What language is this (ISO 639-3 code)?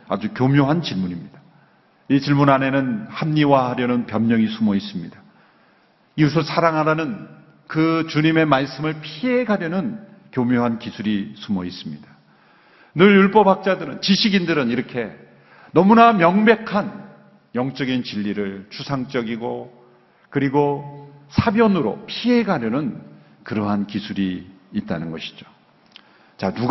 kor